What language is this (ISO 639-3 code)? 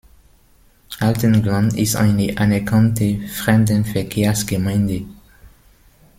deu